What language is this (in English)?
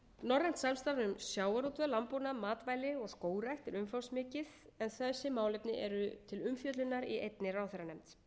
Icelandic